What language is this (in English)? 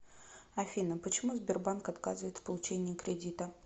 Russian